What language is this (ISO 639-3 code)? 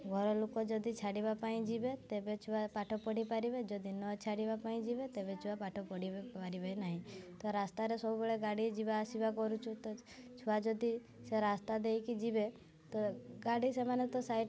ori